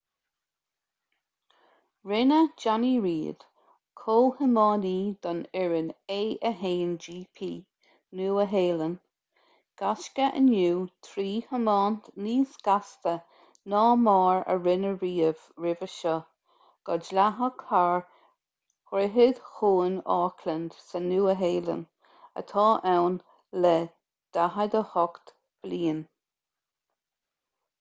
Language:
Irish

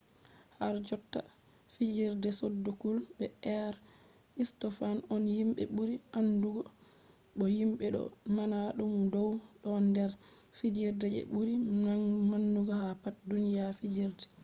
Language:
Fula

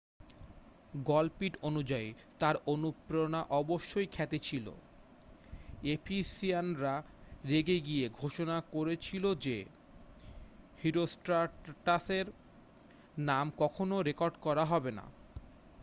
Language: Bangla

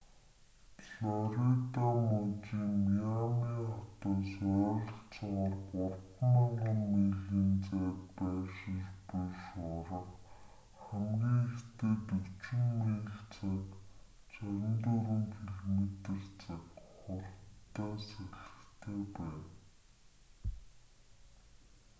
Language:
Mongolian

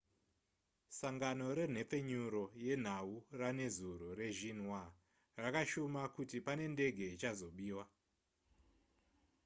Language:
Shona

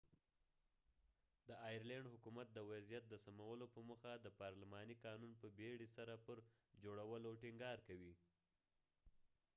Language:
Pashto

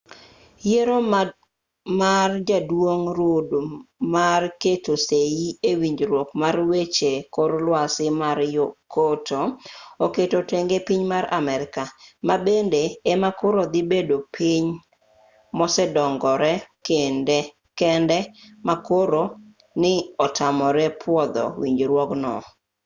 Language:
Luo (Kenya and Tanzania)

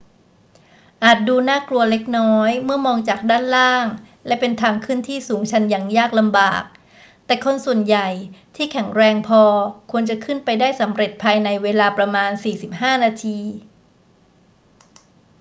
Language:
Thai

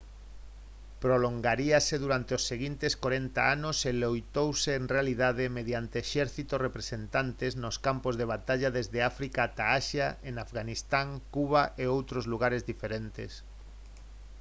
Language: Galician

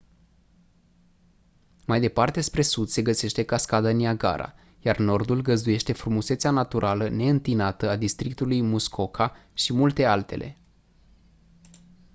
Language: Romanian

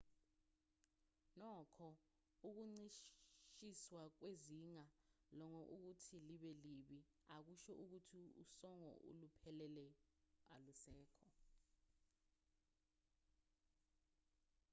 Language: Zulu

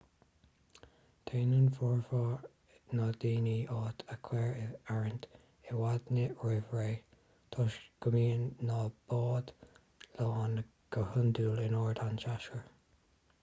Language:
Irish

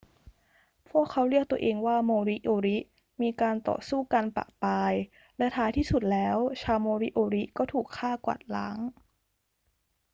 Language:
Thai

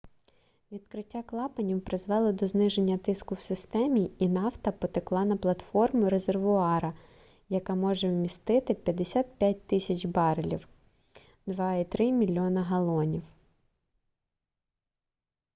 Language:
Ukrainian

